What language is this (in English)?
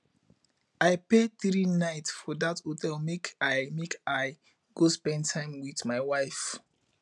Nigerian Pidgin